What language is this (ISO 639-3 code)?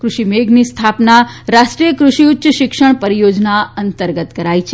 guj